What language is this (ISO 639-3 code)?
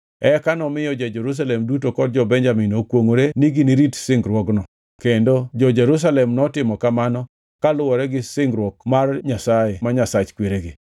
luo